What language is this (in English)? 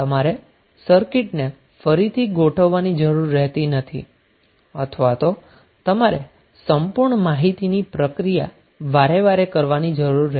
Gujarati